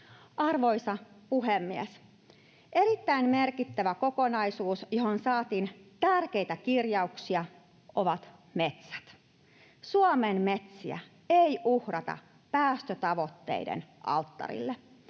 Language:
Finnish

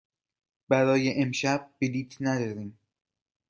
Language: Persian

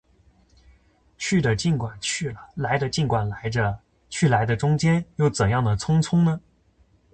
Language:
Chinese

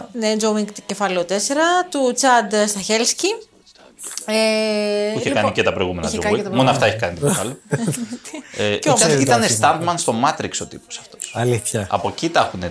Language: Greek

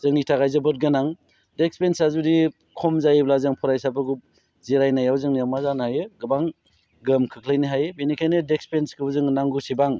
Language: Bodo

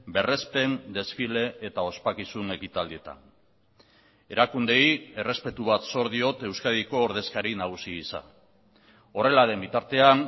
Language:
Basque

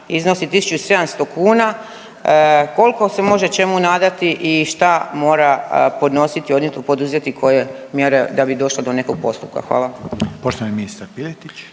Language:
Croatian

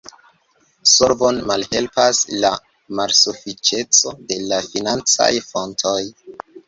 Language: Esperanto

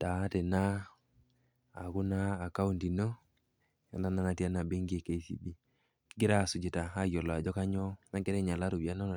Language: Masai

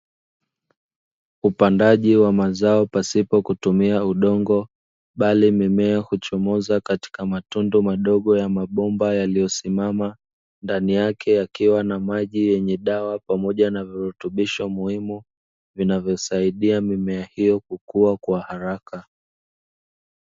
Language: Swahili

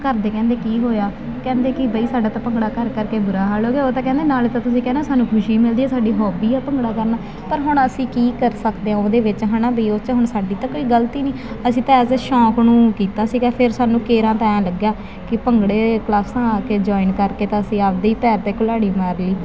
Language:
Punjabi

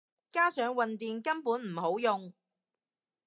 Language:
Cantonese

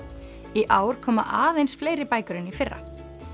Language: Icelandic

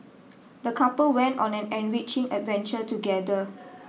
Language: English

